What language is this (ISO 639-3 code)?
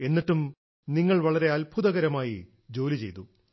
mal